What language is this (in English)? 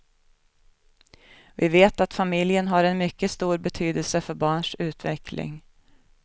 Swedish